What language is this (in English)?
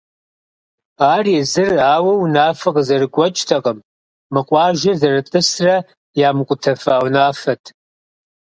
Kabardian